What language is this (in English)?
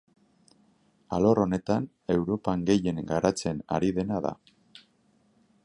Basque